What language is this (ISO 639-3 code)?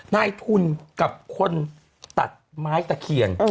tha